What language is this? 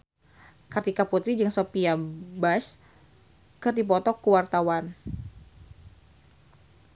Sundanese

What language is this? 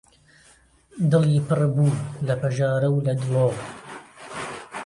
Central Kurdish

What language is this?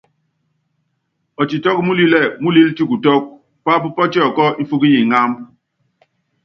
Yangben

